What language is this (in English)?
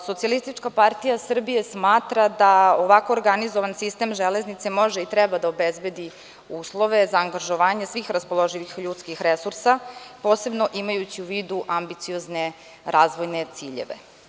Serbian